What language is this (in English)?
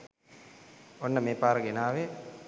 Sinhala